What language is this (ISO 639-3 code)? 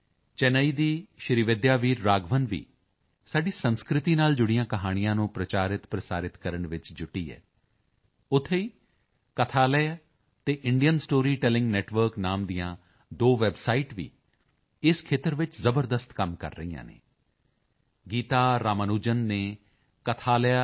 pan